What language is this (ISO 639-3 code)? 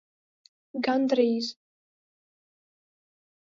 lav